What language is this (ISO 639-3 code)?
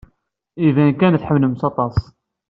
kab